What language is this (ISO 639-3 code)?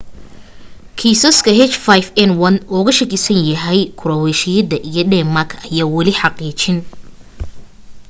som